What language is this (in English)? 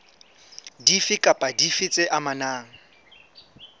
Southern Sotho